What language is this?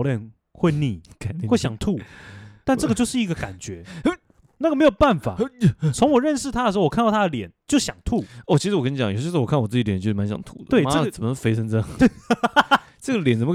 Chinese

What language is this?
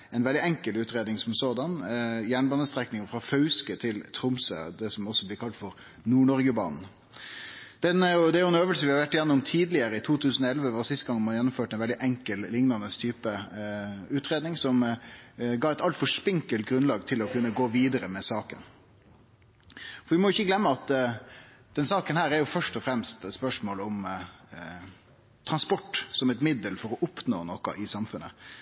Norwegian Nynorsk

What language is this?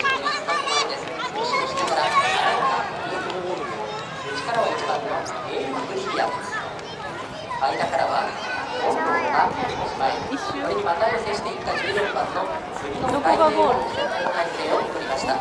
Japanese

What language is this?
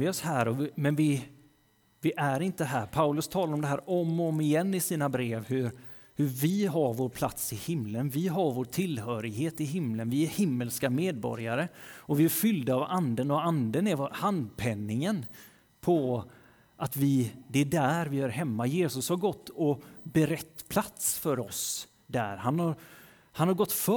Swedish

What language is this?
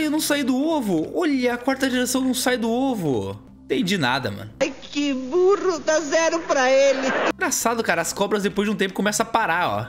Portuguese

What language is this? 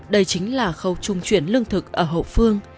Vietnamese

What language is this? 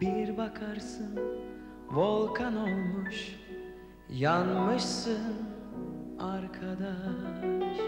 Turkish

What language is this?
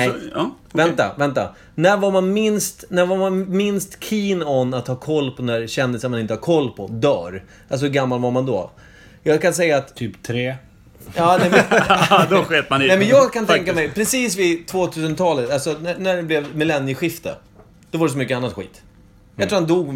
Swedish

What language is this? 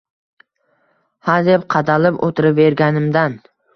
Uzbek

